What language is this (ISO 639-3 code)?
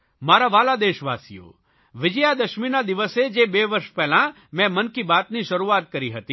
guj